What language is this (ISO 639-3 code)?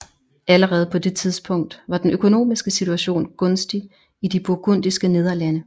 dan